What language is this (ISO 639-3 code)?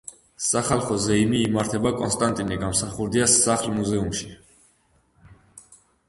kat